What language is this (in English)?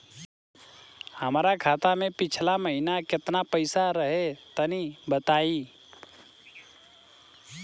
Bhojpuri